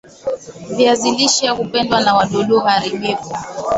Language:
Swahili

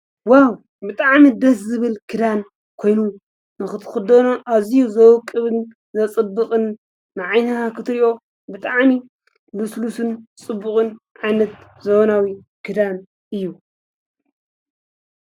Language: Tigrinya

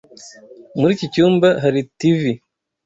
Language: Kinyarwanda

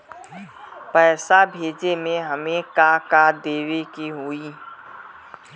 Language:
Bhojpuri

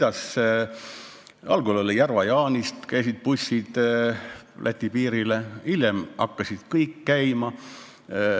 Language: Estonian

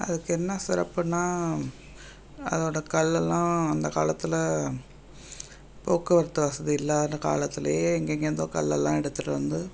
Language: Tamil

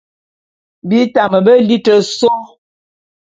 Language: Bulu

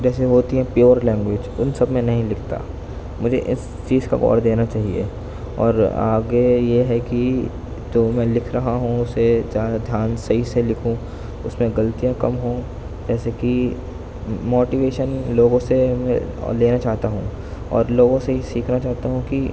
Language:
Urdu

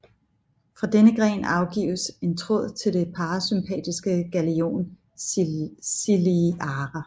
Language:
Danish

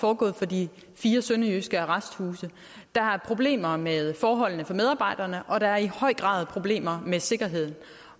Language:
Danish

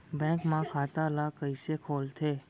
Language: Chhattisgarhi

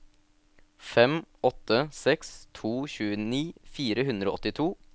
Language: Norwegian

